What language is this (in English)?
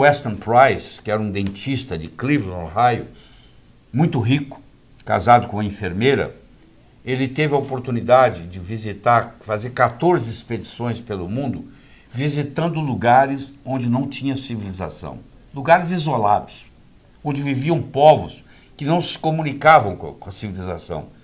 Portuguese